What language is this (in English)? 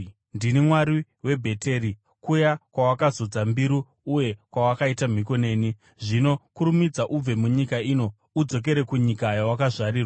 Shona